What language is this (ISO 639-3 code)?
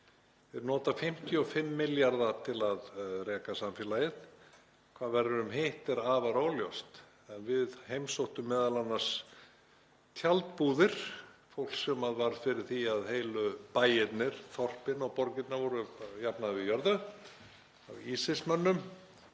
isl